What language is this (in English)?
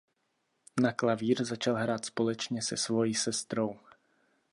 Czech